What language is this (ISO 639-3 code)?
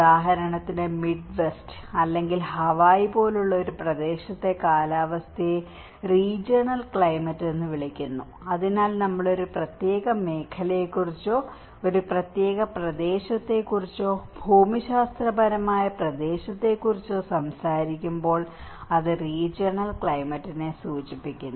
mal